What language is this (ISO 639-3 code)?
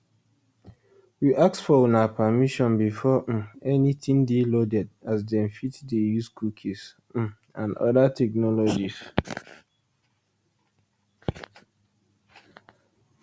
pcm